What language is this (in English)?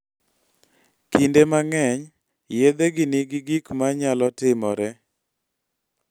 Luo (Kenya and Tanzania)